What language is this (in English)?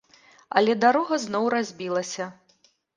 Belarusian